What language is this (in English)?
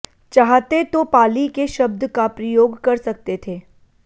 Sanskrit